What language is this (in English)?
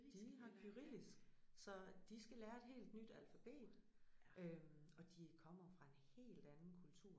Danish